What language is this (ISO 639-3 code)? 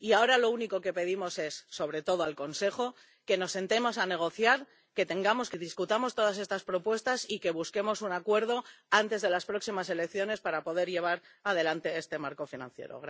spa